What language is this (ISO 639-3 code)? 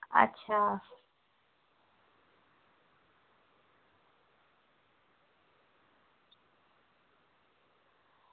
doi